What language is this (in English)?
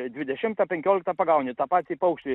Lithuanian